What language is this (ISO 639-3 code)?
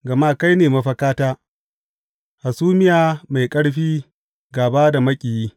hau